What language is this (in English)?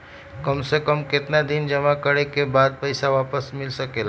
Magahi